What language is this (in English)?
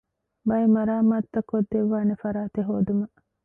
Divehi